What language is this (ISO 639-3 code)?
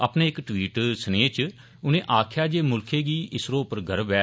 doi